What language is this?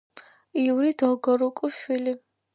Georgian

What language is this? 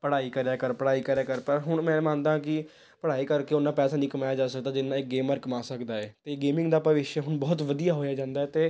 Punjabi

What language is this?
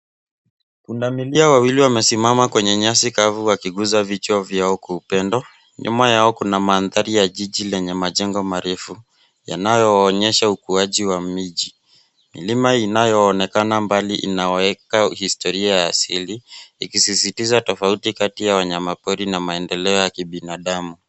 Swahili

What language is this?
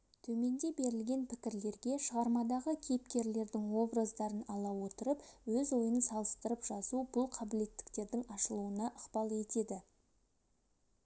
Kazakh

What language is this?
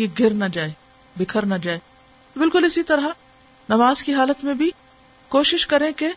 Urdu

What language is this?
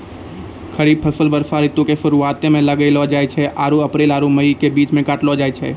Maithili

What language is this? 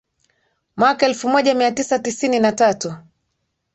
Swahili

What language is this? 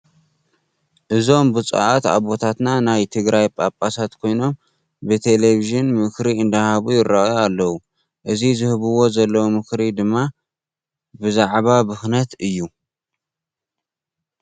Tigrinya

